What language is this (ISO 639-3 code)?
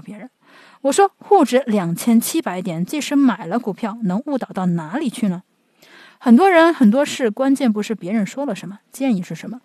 zho